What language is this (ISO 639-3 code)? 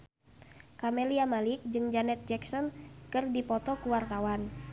sun